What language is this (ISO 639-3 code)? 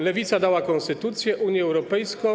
pol